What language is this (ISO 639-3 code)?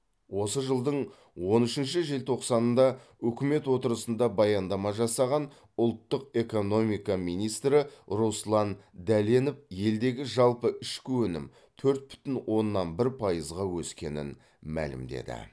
kaz